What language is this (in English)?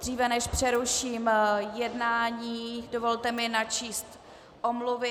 Czech